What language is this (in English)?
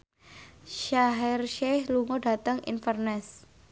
Javanese